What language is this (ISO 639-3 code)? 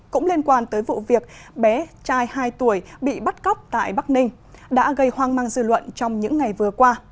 vie